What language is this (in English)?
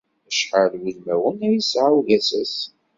Kabyle